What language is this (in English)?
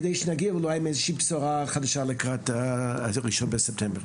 Hebrew